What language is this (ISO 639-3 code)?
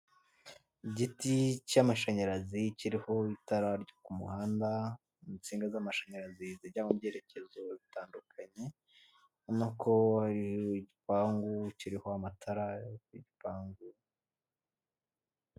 kin